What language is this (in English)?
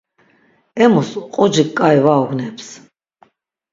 Laz